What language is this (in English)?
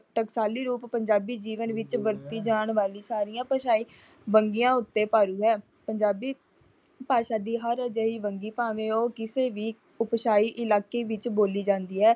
Punjabi